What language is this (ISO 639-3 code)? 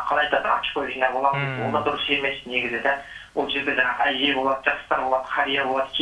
tur